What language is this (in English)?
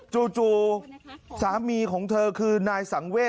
Thai